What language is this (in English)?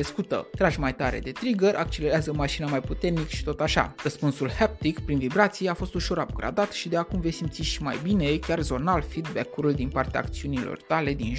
Romanian